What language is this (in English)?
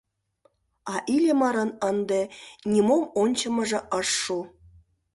Mari